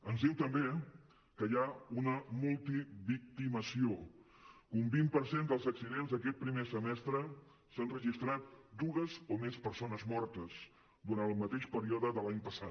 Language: Catalan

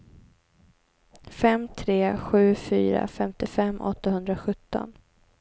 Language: Swedish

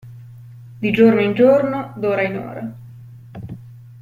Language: Italian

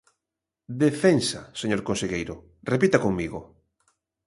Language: Galician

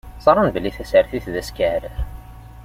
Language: Kabyle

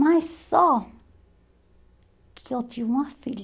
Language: Portuguese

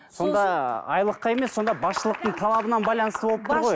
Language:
Kazakh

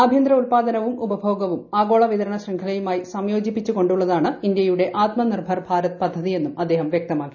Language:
Malayalam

